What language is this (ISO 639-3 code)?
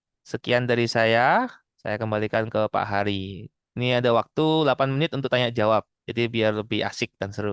ind